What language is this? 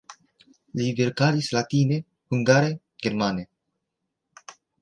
Esperanto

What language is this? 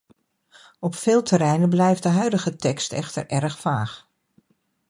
Dutch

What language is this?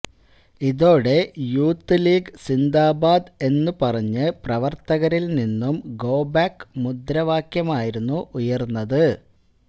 Malayalam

